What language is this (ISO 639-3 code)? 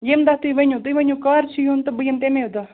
kas